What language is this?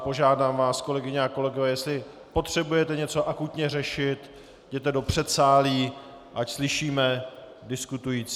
Czech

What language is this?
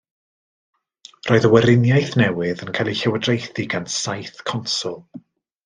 Welsh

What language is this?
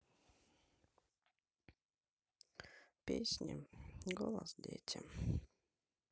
Russian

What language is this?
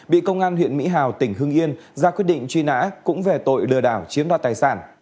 Vietnamese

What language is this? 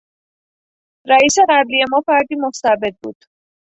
Persian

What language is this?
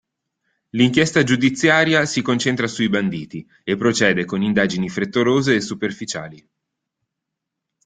Italian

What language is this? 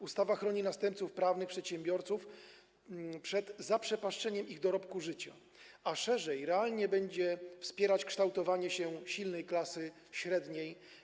Polish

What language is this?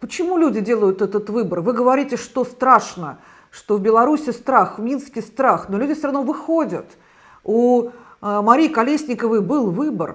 Russian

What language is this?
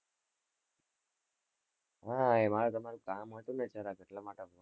Gujarati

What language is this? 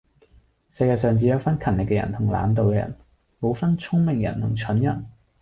Cantonese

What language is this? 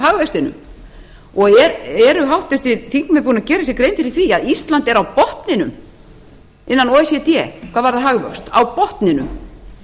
Icelandic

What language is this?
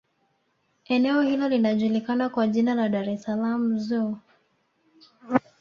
Swahili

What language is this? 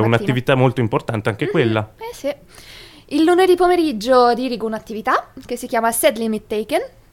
Italian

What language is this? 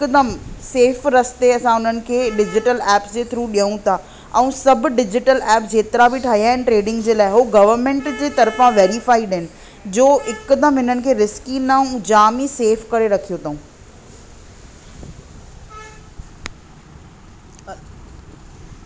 Sindhi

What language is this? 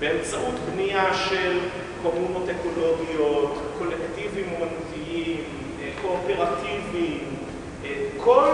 Hebrew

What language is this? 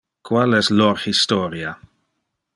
Interlingua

